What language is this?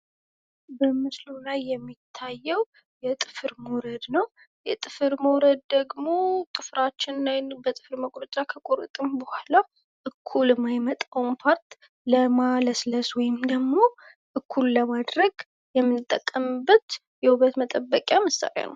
Amharic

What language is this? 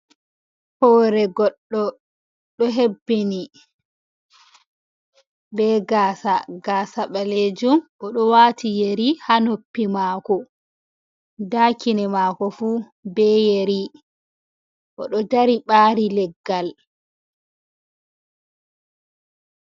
Fula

